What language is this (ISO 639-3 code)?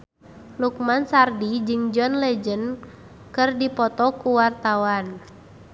sun